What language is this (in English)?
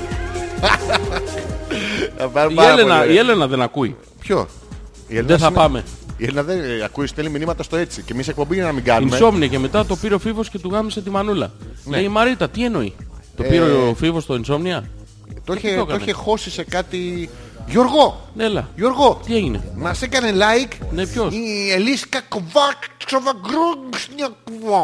Greek